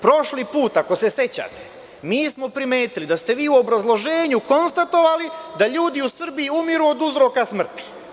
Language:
Serbian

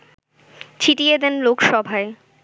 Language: Bangla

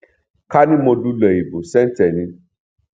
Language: Yoruba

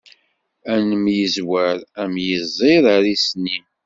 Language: Kabyle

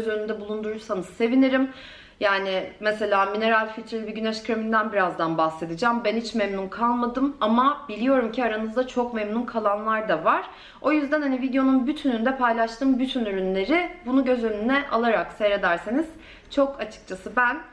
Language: Turkish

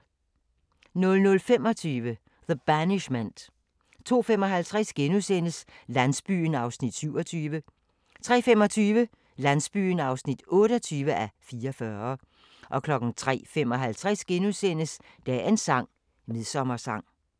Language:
Danish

